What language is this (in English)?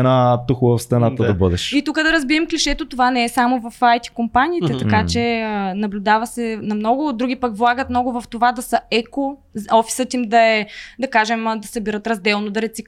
Bulgarian